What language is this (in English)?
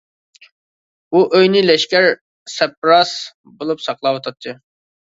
Uyghur